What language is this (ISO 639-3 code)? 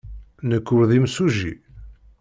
kab